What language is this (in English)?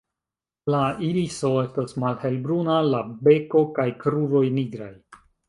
Esperanto